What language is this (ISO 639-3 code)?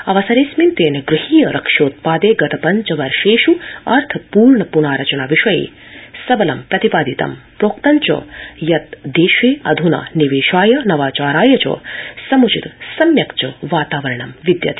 san